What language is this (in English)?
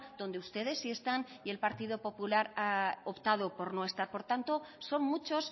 Spanish